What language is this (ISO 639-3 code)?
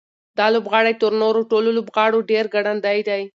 pus